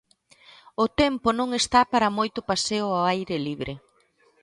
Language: Galician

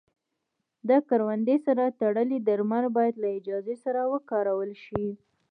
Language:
Pashto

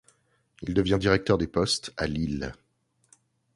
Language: French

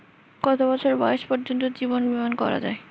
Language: Bangla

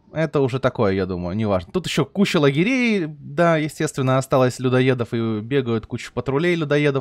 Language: Russian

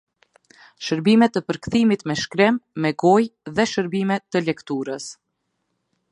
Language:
Albanian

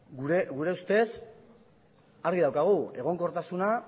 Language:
Basque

